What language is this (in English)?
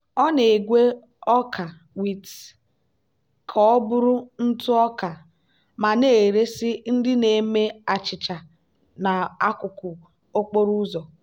Igbo